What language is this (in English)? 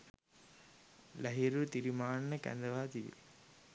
Sinhala